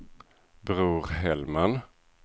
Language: Swedish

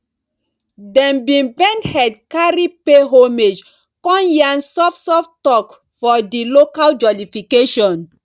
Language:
Nigerian Pidgin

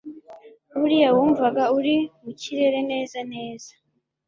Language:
Kinyarwanda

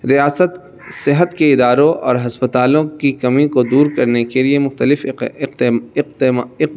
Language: Urdu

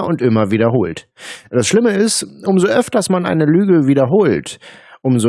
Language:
German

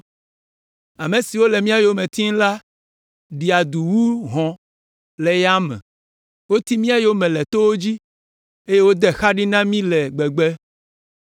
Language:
Ewe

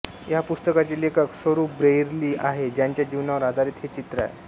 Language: Marathi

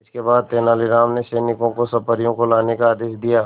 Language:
Hindi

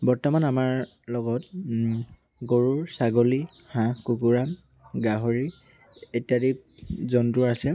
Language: Assamese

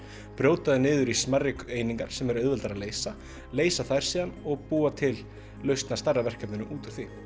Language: Icelandic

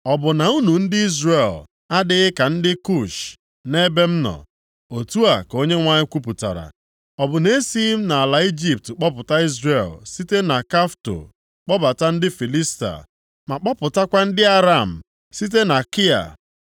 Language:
Igbo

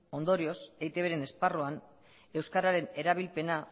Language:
Basque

